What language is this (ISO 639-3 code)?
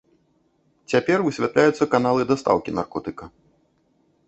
bel